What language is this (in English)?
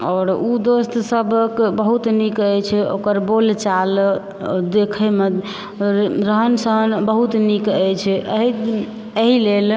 Maithili